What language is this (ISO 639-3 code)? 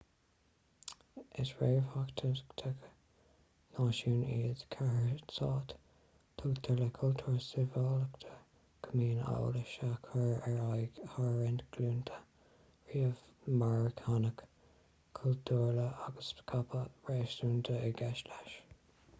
gle